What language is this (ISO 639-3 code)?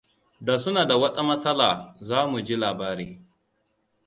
hau